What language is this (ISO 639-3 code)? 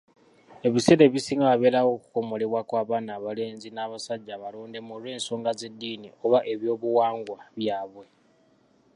lug